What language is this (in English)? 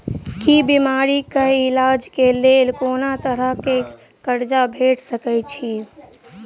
Maithili